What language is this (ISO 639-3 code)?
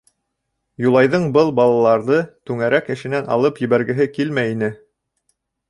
bak